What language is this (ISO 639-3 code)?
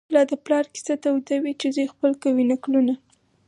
pus